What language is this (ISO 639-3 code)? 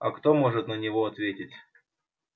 rus